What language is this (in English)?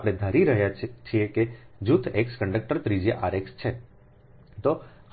Gujarati